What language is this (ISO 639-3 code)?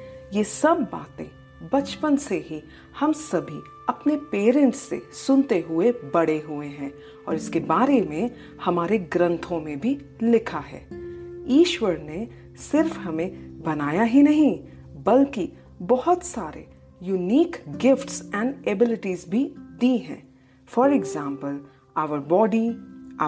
hin